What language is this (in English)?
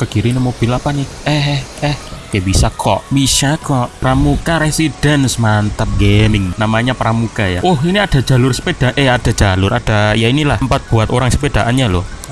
Indonesian